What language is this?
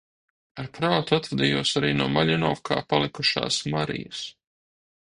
Latvian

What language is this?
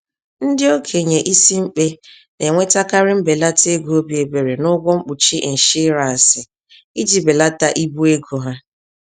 Igbo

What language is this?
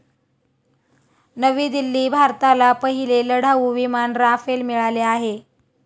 Marathi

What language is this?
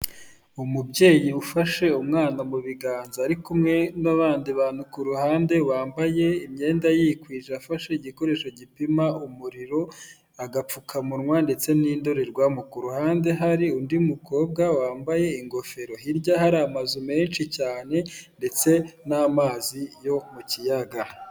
Kinyarwanda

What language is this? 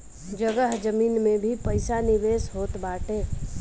Bhojpuri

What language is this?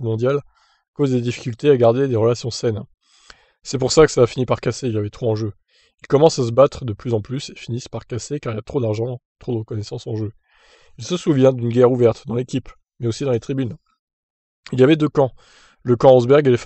French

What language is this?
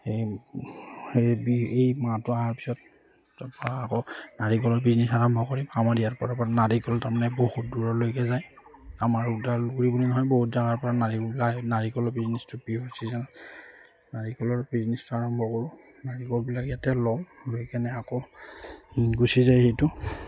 Assamese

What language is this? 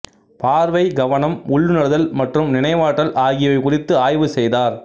Tamil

